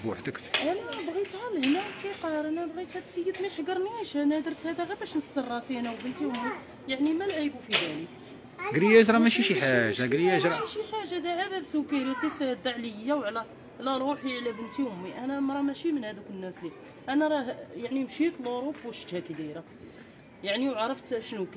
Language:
Arabic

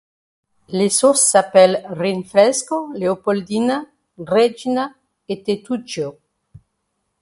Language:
French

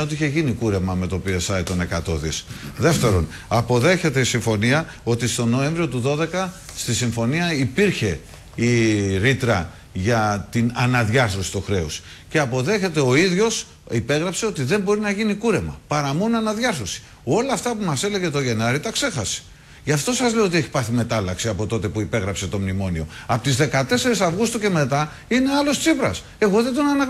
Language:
Greek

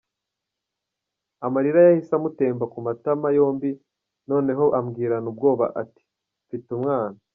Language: Kinyarwanda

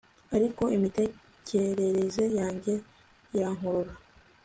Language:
Kinyarwanda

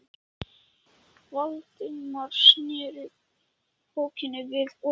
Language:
Icelandic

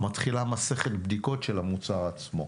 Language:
Hebrew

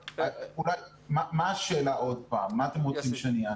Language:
Hebrew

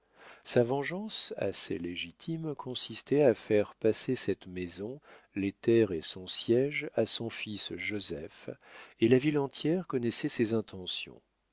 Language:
French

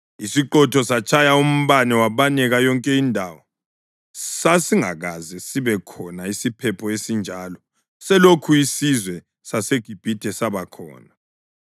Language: North Ndebele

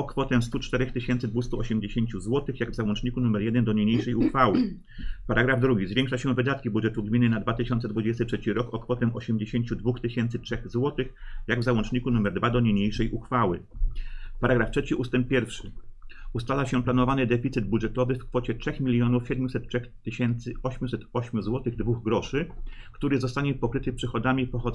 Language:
Polish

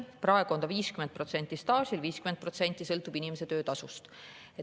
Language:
Estonian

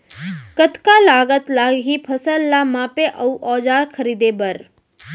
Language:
Chhattisgarhi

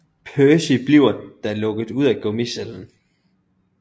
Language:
Danish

